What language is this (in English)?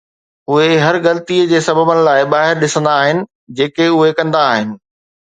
Sindhi